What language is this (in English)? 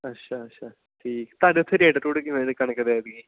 Punjabi